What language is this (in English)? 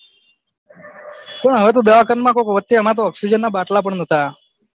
Gujarati